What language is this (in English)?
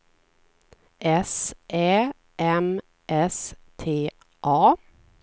Swedish